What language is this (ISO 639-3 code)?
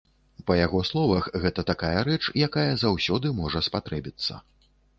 bel